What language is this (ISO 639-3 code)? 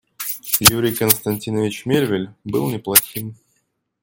rus